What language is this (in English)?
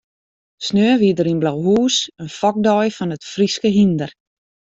Western Frisian